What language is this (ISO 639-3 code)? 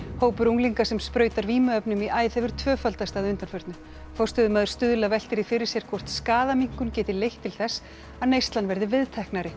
isl